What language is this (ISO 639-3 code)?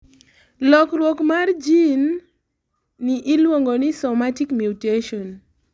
luo